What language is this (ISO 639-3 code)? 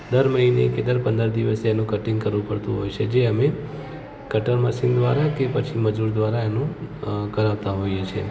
guj